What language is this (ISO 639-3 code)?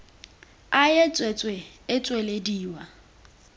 tsn